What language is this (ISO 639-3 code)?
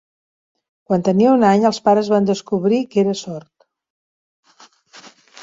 cat